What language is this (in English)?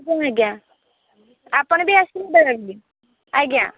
Odia